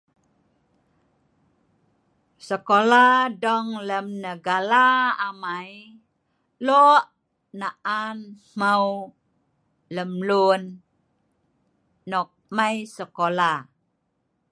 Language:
Sa'ban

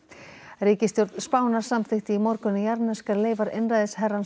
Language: Icelandic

